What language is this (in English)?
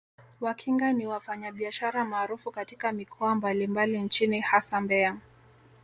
Swahili